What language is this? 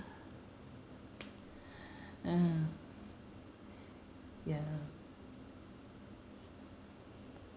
English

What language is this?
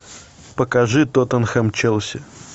Russian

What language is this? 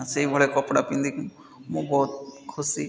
Odia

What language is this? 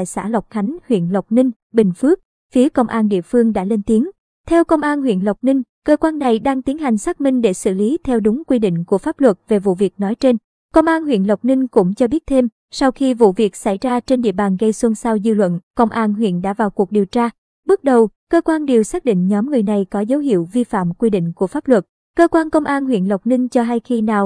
Vietnamese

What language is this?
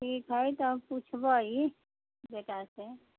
Maithili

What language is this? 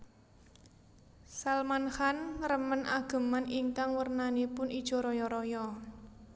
Javanese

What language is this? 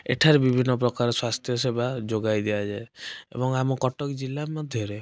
Odia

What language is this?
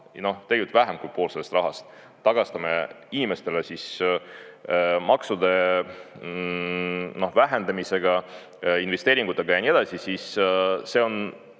Estonian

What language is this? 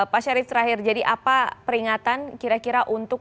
Indonesian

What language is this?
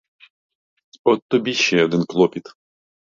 Ukrainian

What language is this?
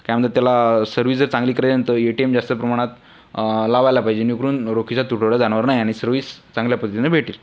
Marathi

